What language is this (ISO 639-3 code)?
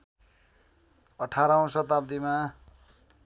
nep